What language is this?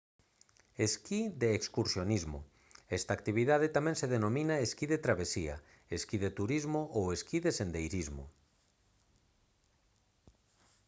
Galician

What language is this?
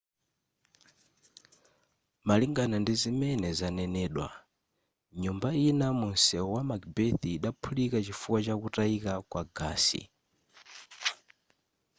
Nyanja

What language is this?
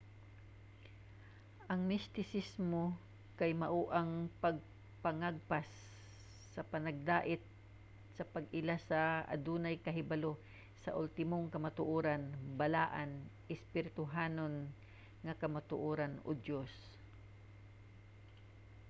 Cebuano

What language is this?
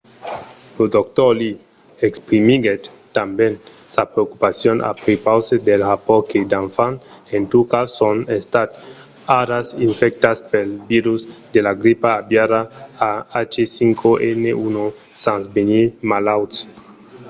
Occitan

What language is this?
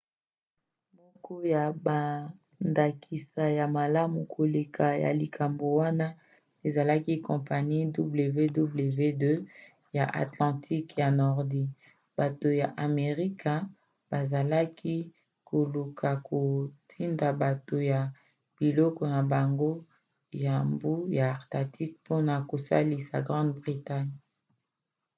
Lingala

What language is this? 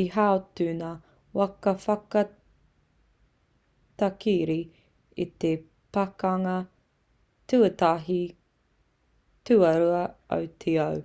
Māori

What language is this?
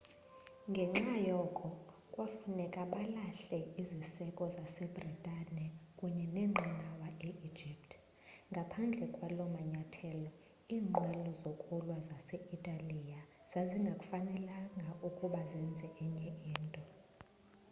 Xhosa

